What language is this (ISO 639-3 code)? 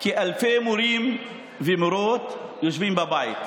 heb